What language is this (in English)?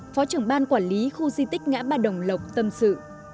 Vietnamese